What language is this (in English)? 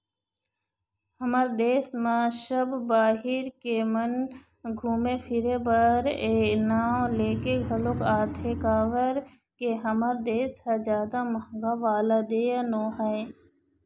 Chhattisgarhi